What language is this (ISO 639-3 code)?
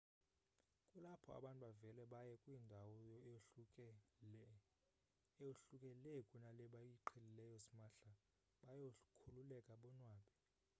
xho